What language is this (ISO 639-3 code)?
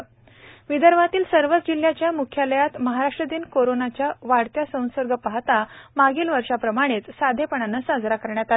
mar